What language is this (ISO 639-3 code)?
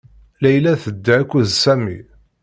kab